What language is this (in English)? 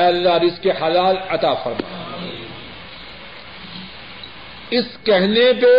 Urdu